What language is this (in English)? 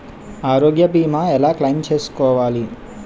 Telugu